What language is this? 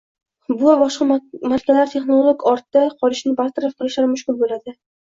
Uzbek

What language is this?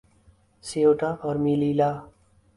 Urdu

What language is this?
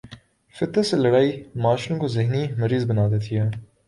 Urdu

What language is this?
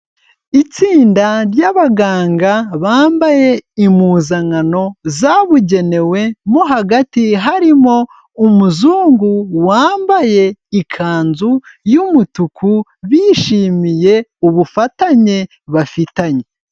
Kinyarwanda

